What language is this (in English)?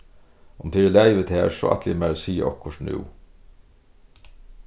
Faroese